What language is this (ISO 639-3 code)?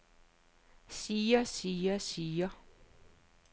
dan